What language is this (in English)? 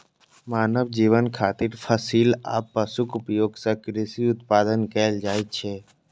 Maithili